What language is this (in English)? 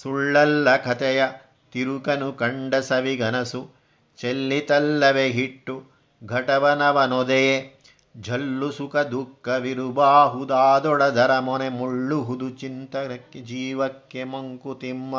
Kannada